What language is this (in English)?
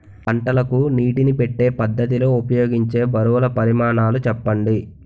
Telugu